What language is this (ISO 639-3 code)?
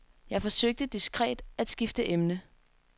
dan